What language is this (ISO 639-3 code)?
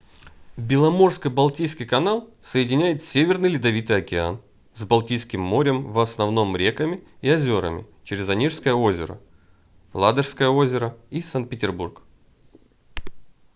rus